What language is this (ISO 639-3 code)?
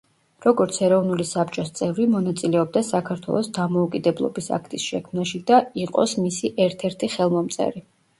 kat